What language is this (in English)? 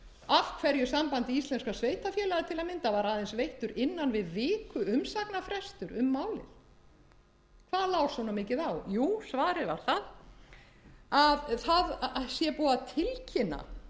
Icelandic